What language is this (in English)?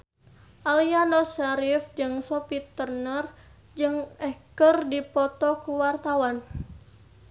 Sundanese